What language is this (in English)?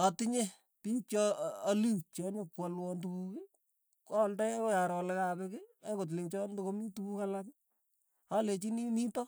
Tugen